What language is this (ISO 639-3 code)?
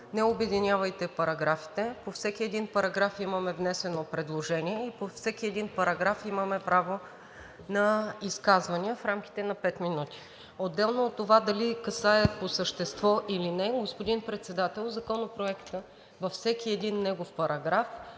bul